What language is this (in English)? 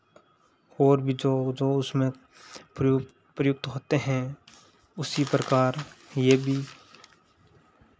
Hindi